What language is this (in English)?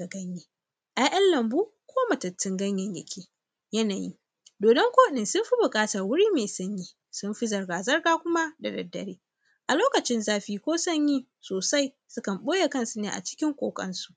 Hausa